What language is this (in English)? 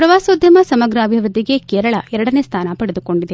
Kannada